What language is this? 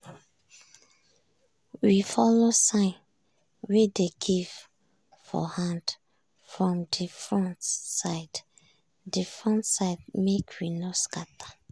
Nigerian Pidgin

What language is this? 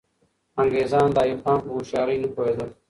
Pashto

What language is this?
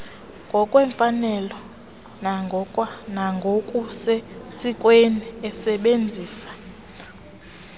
Xhosa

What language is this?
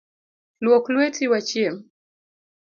Luo (Kenya and Tanzania)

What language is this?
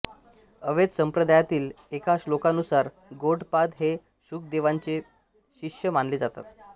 Marathi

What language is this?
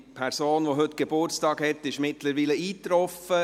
Swiss German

